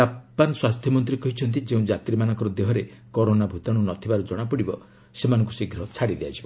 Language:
Odia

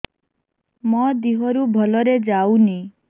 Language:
Odia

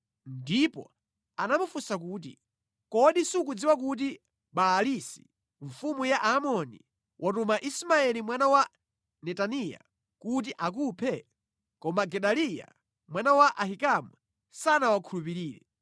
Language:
Nyanja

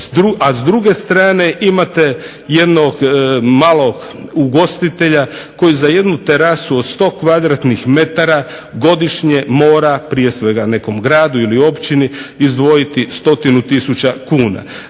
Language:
Croatian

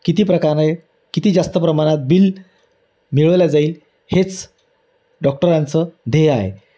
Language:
Marathi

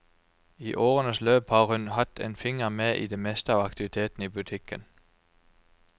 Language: Norwegian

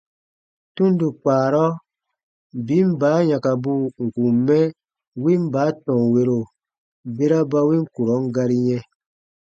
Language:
Baatonum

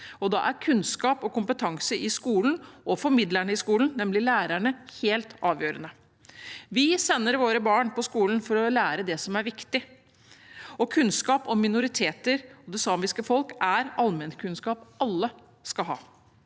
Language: Norwegian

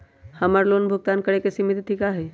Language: Magahi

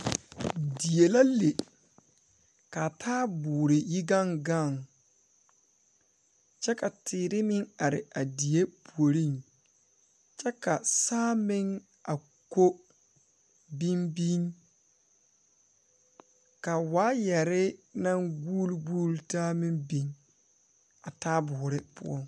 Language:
Southern Dagaare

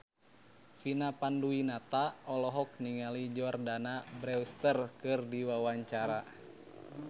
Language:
Sundanese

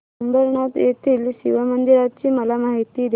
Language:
Marathi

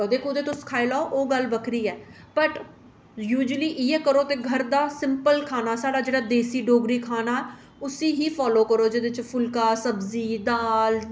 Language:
Dogri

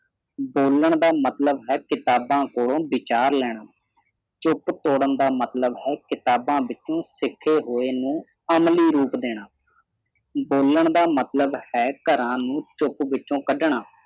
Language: Punjabi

